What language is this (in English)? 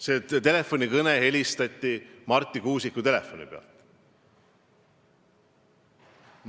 Estonian